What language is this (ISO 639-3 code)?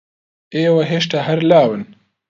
ckb